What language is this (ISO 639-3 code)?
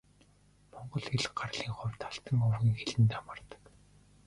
mon